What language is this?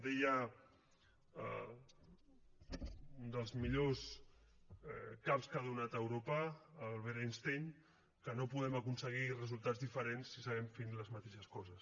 Catalan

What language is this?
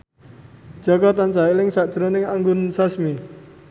Javanese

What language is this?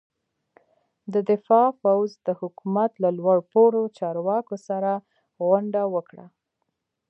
Pashto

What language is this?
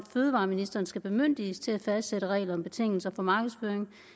Danish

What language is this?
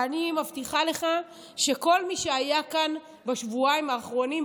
Hebrew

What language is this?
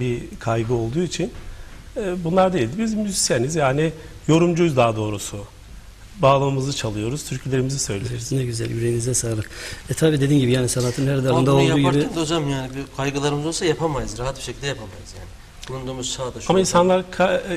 Turkish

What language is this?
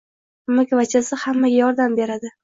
Uzbek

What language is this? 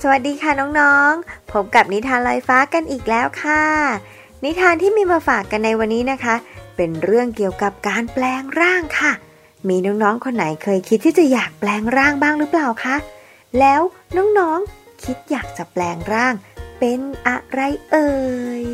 Thai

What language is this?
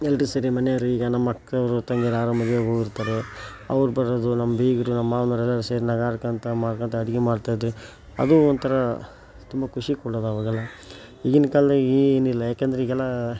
Kannada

